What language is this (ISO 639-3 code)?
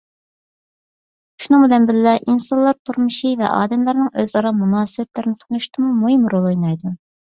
uig